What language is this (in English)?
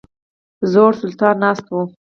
Pashto